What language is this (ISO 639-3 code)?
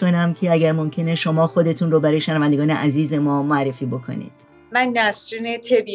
fas